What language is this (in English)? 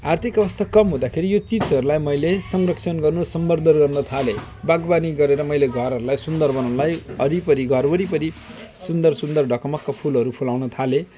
Nepali